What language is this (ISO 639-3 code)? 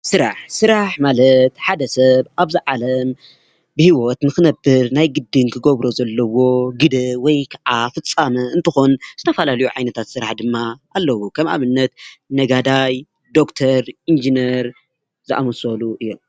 tir